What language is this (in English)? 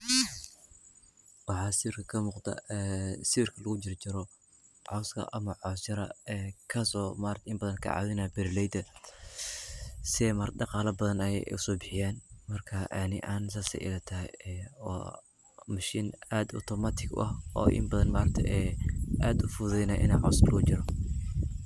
Somali